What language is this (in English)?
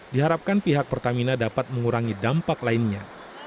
Indonesian